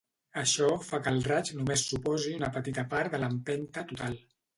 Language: Catalan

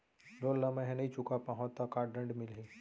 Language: Chhattisgarhi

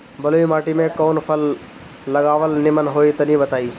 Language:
Bhojpuri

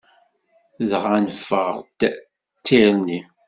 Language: Kabyle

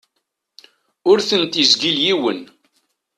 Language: Kabyle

